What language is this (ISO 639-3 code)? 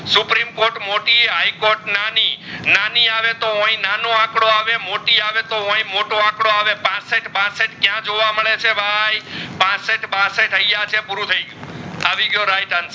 guj